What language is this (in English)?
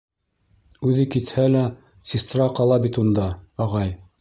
Bashkir